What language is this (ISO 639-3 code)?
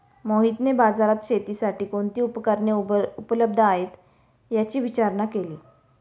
mar